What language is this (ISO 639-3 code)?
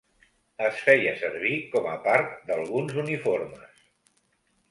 cat